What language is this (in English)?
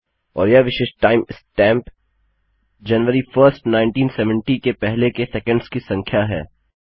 Hindi